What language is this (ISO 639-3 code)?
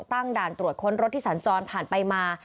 tha